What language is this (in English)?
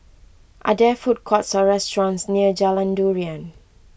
English